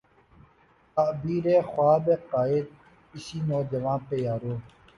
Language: Urdu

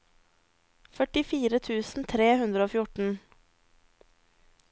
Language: Norwegian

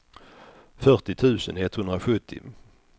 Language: Swedish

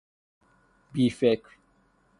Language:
Persian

